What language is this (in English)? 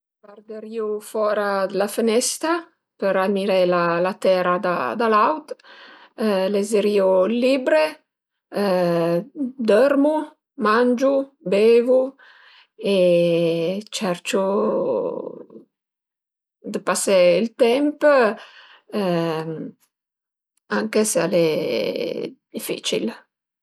Piedmontese